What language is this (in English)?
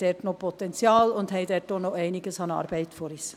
Swiss German